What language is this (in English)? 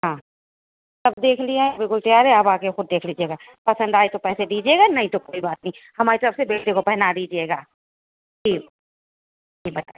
Urdu